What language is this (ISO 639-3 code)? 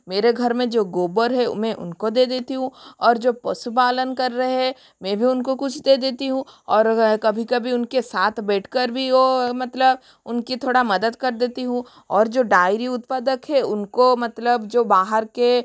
hin